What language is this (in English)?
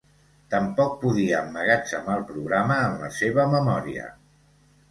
Catalan